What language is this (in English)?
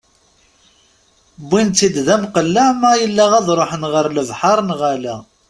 Kabyle